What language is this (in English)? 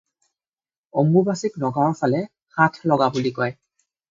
Assamese